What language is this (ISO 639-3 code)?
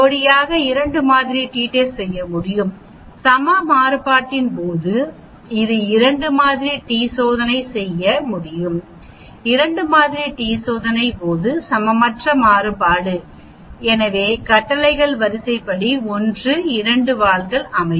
tam